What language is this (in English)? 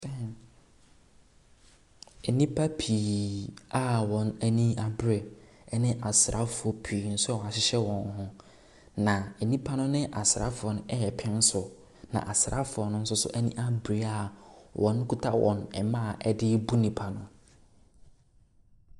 Akan